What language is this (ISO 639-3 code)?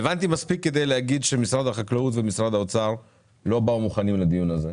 heb